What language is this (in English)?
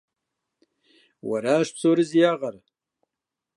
Kabardian